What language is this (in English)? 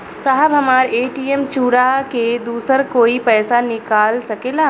Bhojpuri